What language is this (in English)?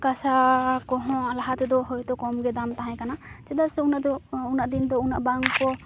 Santali